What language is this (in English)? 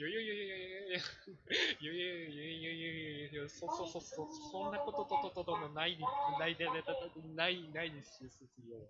Japanese